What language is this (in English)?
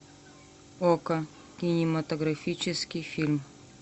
Russian